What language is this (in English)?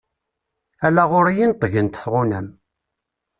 Kabyle